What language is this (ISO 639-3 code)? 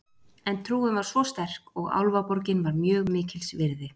isl